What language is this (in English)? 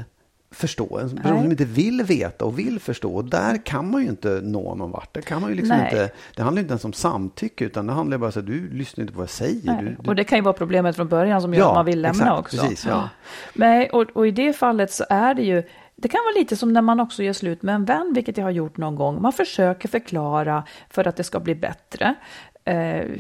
Swedish